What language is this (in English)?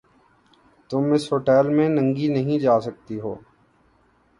Urdu